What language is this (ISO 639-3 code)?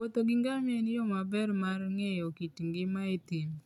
luo